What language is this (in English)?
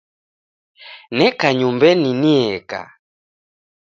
Taita